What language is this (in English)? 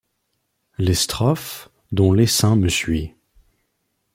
French